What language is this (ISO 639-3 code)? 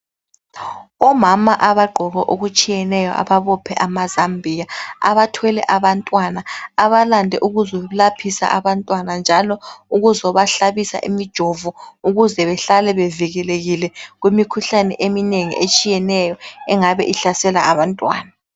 nde